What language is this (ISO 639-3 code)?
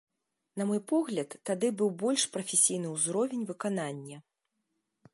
bel